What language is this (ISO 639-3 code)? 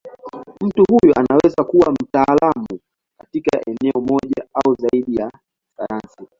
swa